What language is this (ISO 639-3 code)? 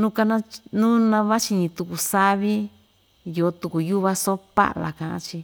vmj